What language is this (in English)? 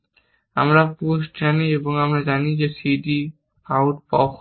Bangla